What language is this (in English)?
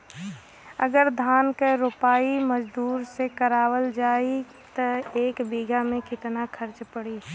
Bhojpuri